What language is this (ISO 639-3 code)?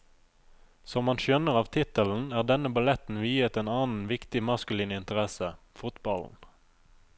nor